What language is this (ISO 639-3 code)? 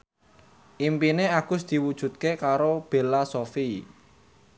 jav